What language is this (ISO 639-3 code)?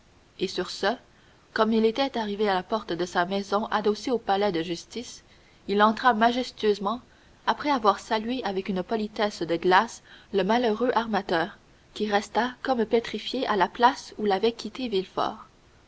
fra